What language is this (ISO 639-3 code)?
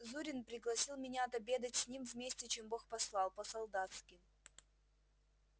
rus